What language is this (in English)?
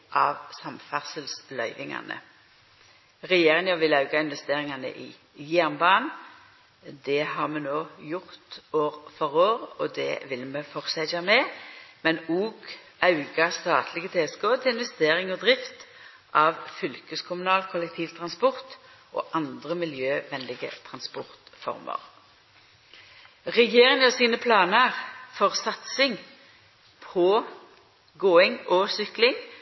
Norwegian Nynorsk